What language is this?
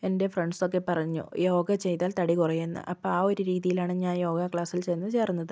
Malayalam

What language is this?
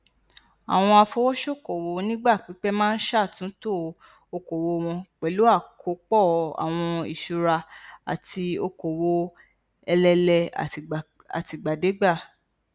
Yoruba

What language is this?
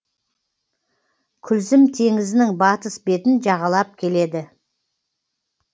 Kazakh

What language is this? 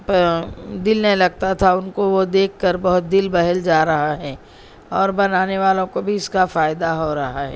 Urdu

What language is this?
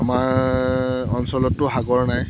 Assamese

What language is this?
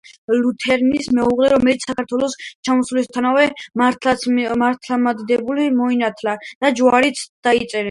Georgian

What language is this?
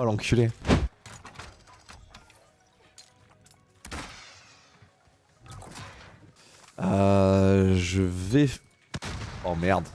French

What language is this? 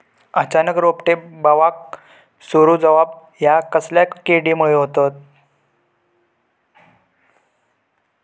Marathi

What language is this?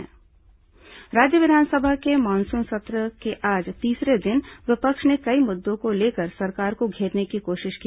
Hindi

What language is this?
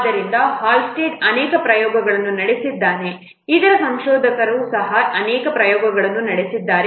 Kannada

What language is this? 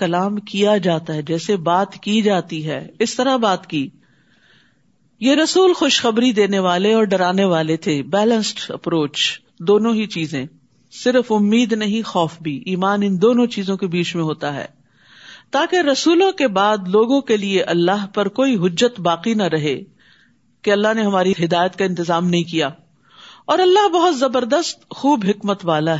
Urdu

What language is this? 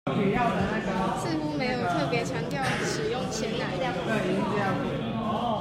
Chinese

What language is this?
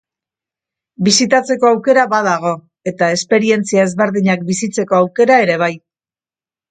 Basque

